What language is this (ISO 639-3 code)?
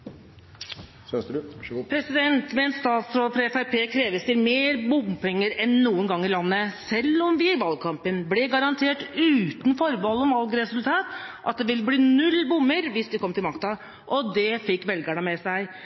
nor